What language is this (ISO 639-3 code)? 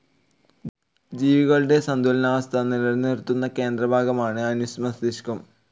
mal